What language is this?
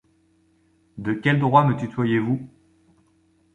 French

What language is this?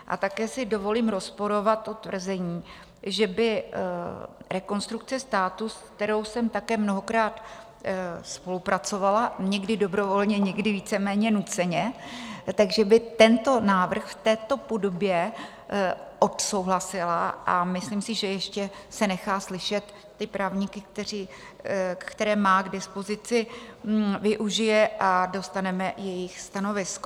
Czech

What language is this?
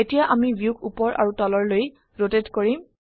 Assamese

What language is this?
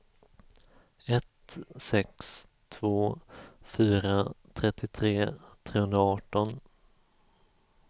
Swedish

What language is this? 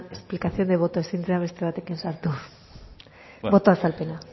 Basque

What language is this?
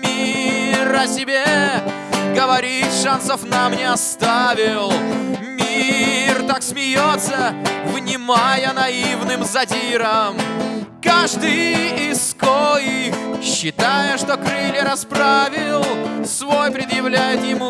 Russian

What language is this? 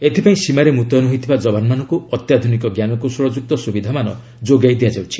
Odia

